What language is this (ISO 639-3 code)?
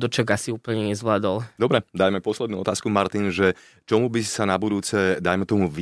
slk